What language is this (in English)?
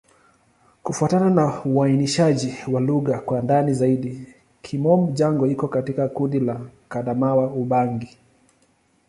Swahili